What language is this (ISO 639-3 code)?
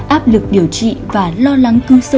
vie